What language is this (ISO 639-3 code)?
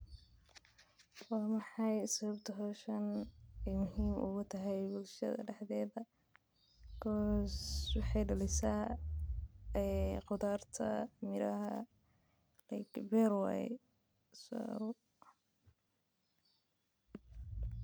som